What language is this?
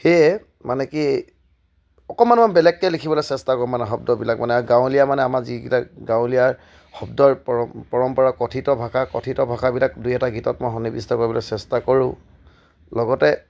Assamese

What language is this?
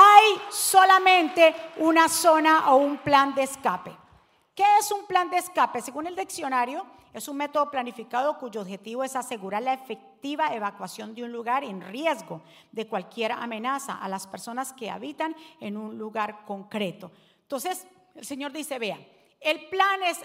Spanish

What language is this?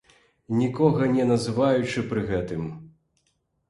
Belarusian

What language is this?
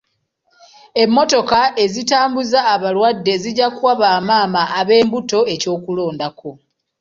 Ganda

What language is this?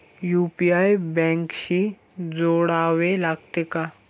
Marathi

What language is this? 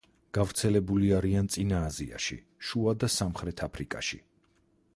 Georgian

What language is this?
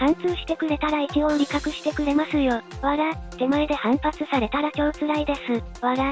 Japanese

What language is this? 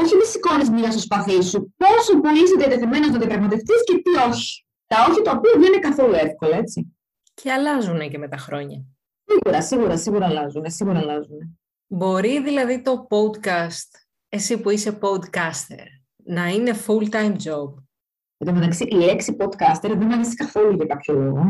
Greek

